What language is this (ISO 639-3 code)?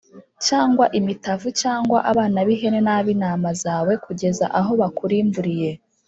kin